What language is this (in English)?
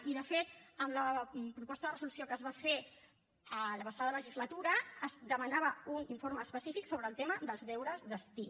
Catalan